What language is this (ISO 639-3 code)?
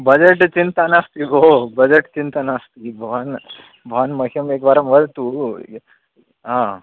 san